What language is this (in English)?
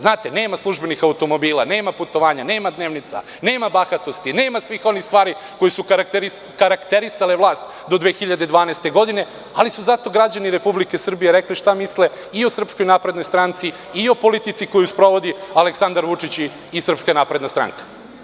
Serbian